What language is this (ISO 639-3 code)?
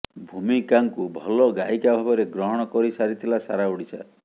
ori